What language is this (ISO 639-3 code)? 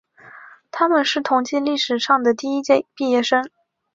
zho